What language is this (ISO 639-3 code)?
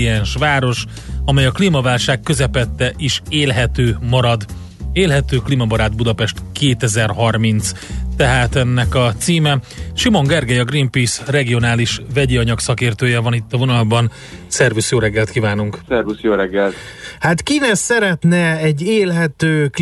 hun